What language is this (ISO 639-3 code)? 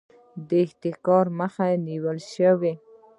pus